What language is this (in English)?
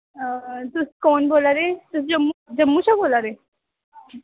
Dogri